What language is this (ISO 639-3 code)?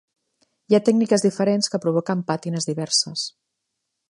cat